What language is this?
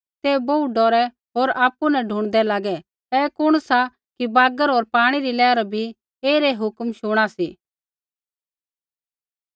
Kullu Pahari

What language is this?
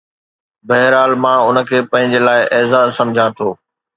Sindhi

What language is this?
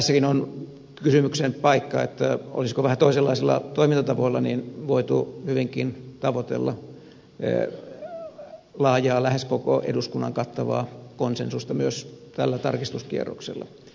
Finnish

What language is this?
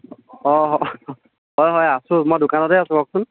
Assamese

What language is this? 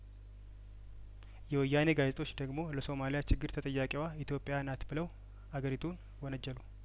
Amharic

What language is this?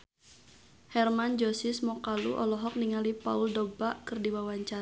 Sundanese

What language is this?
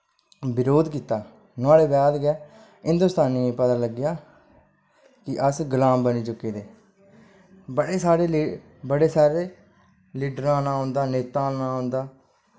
Dogri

